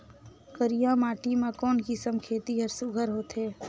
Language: Chhattisgarhi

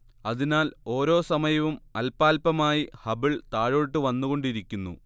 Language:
Malayalam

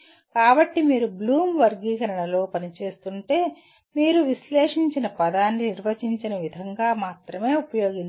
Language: Telugu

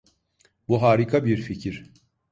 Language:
Turkish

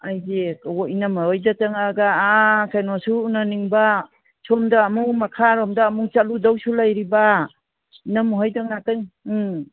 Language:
Manipuri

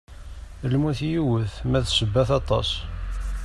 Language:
Kabyle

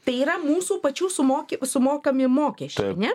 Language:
Lithuanian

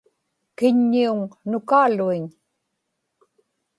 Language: Inupiaq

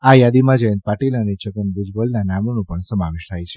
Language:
Gujarati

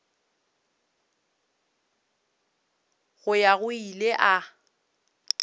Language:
Northern Sotho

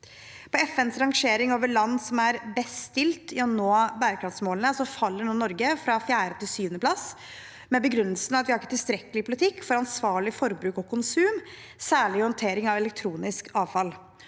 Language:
Norwegian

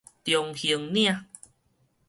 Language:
Min Nan Chinese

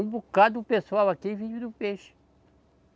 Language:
Portuguese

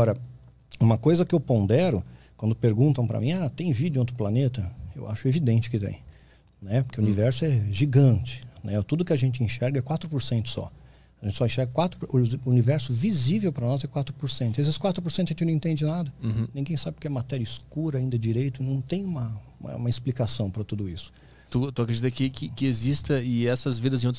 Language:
Portuguese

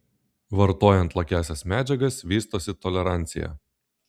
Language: Lithuanian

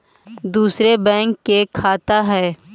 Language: Magahi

